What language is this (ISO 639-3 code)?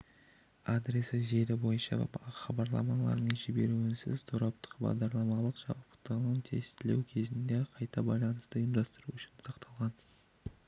kaz